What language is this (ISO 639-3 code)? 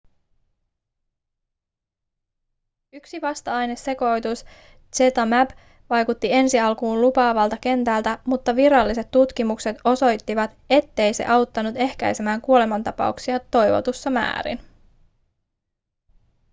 fin